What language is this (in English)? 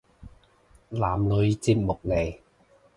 Cantonese